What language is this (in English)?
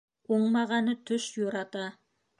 Bashkir